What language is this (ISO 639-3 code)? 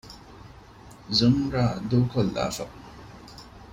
div